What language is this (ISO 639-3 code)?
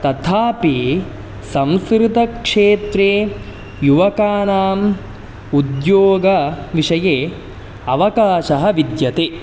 san